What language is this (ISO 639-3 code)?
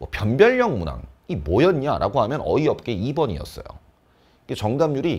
kor